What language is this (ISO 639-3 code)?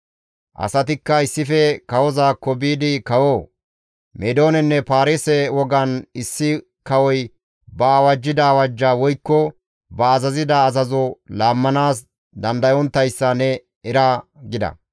gmv